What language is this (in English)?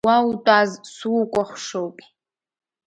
Abkhazian